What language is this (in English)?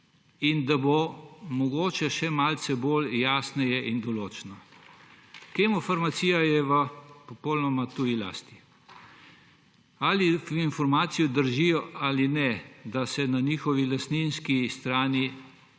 Slovenian